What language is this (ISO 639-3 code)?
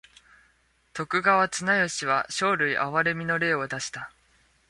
jpn